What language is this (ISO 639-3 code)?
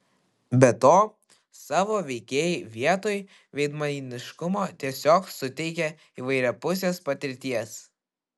lit